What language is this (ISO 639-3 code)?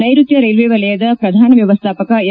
kan